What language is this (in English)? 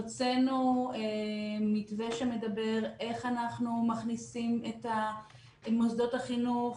Hebrew